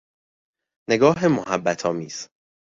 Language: Persian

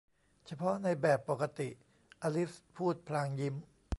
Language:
Thai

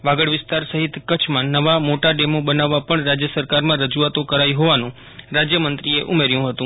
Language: Gujarati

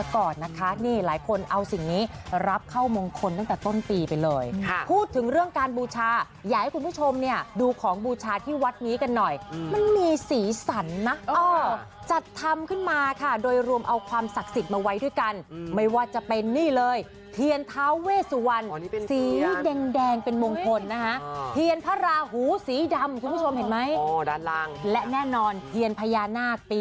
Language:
Thai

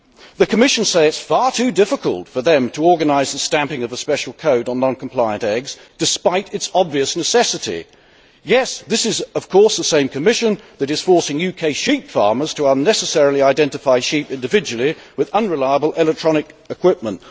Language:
English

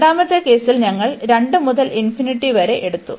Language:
Malayalam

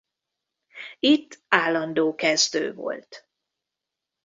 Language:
Hungarian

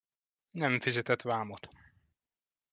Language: Hungarian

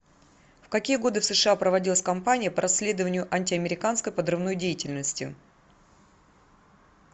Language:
Russian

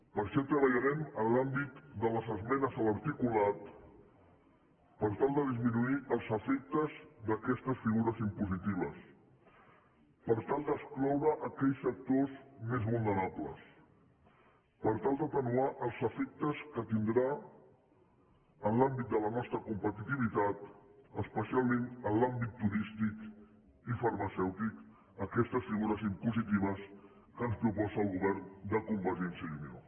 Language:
Catalan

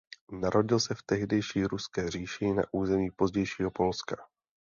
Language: Czech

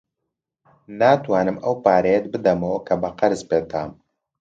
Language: Central Kurdish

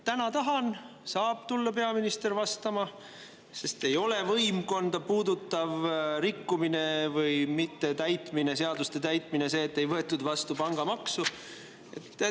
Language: Estonian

